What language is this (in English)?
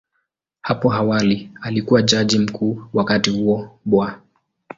Swahili